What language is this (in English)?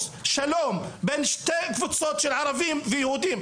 Hebrew